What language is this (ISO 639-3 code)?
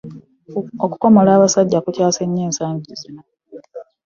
lug